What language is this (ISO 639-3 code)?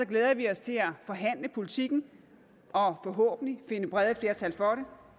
dan